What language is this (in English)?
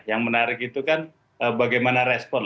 Indonesian